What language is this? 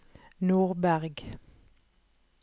Norwegian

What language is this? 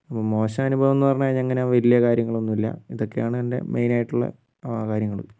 Malayalam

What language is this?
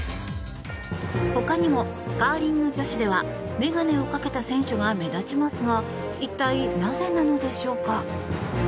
Japanese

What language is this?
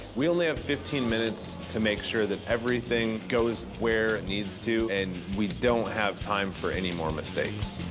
English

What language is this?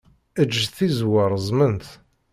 Kabyle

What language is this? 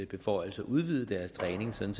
Danish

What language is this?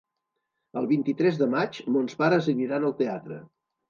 Catalan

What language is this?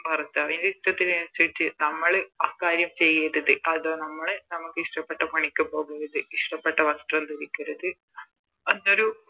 Malayalam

